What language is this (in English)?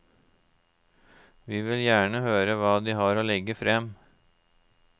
Norwegian